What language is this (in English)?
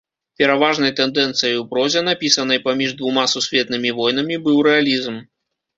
Belarusian